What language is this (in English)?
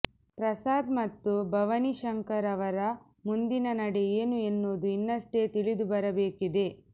Kannada